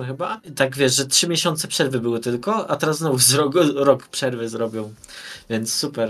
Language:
Polish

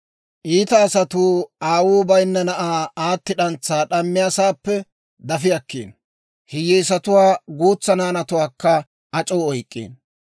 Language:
Dawro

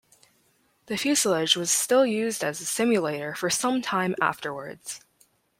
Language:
English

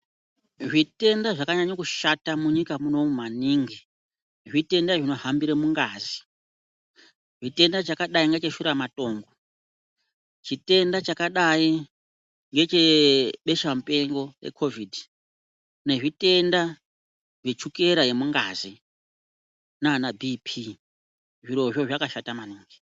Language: Ndau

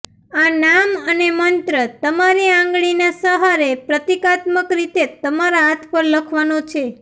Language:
Gujarati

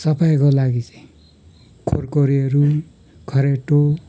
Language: Nepali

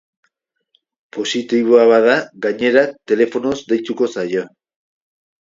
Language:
Basque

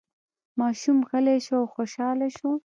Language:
Pashto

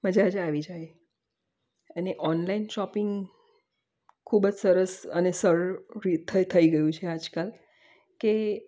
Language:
Gujarati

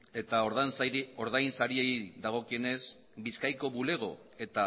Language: Basque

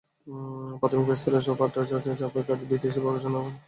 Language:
Bangla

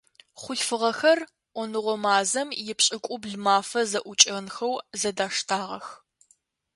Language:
Adyghe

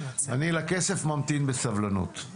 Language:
Hebrew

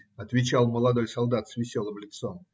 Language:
Russian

